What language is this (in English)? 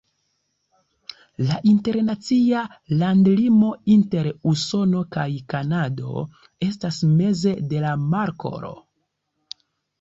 Esperanto